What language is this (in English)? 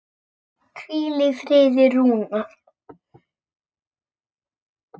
Icelandic